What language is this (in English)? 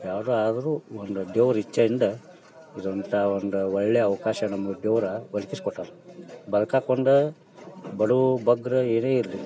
Kannada